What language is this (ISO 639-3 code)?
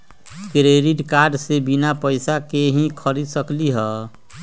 mag